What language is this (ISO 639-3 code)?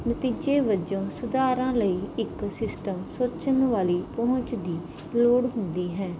pan